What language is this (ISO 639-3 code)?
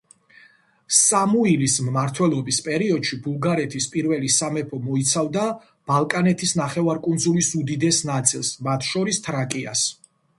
kat